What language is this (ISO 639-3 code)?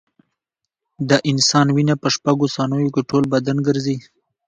pus